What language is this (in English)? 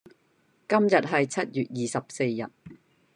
Cantonese